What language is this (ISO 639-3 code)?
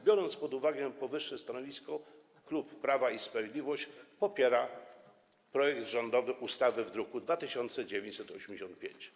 pol